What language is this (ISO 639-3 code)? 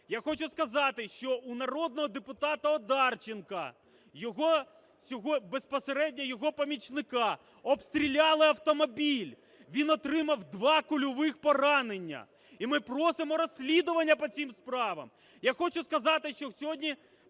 ukr